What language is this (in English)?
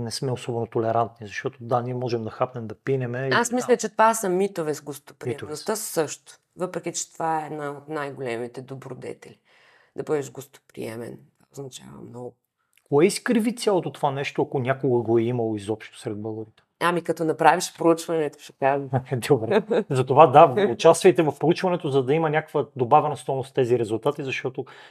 Bulgarian